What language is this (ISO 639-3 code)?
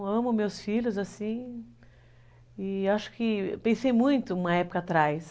por